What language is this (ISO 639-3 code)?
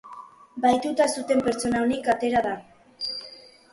eus